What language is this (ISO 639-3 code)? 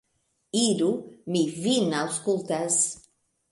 epo